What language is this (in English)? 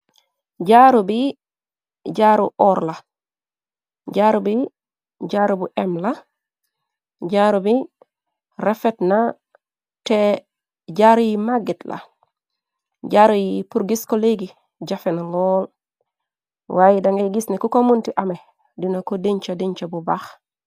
Wolof